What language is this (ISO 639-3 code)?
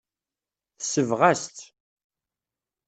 kab